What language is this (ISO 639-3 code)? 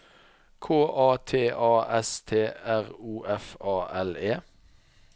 nor